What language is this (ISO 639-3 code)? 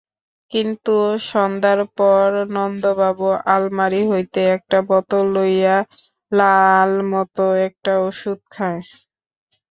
ben